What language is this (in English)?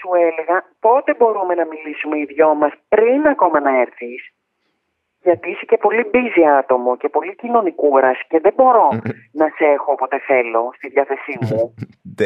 Greek